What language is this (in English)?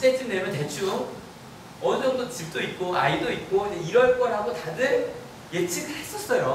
Korean